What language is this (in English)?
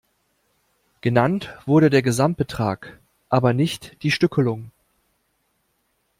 German